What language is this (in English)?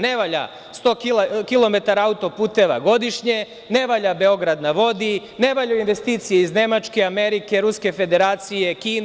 Serbian